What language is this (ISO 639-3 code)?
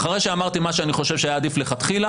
heb